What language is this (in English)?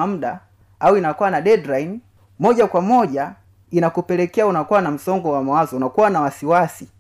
Swahili